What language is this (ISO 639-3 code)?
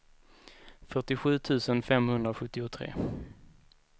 swe